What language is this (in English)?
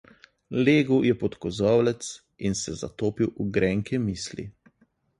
Slovenian